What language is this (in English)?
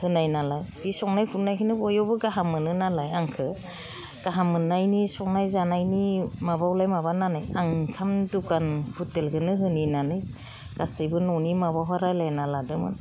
Bodo